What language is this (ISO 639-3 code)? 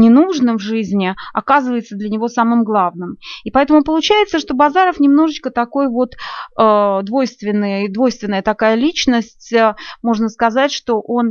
rus